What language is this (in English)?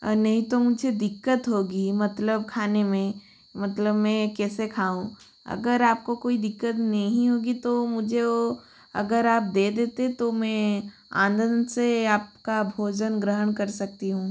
Hindi